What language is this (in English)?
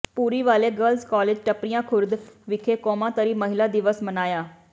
Punjabi